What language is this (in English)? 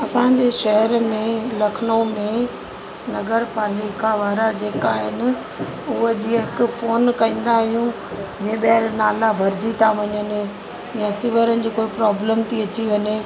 Sindhi